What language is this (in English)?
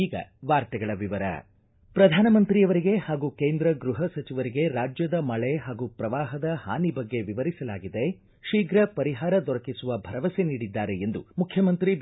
Kannada